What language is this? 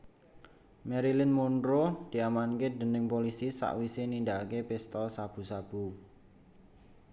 Javanese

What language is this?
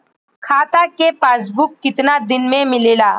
Bhojpuri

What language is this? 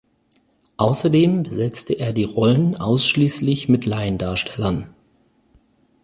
German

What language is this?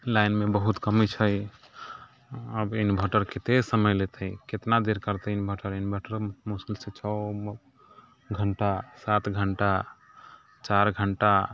Maithili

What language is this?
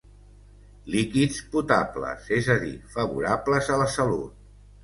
Catalan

